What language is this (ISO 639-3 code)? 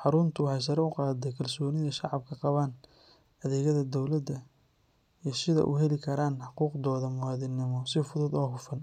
som